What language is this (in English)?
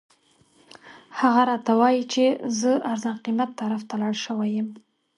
Pashto